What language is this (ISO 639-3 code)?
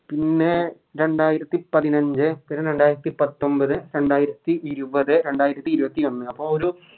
mal